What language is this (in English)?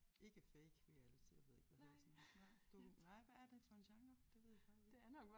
Danish